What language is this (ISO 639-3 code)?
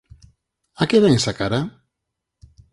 glg